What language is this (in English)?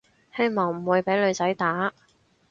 Cantonese